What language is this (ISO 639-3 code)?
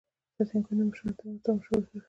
pus